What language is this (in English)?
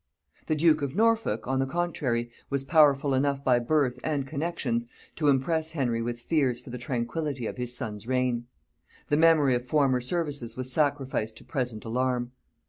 English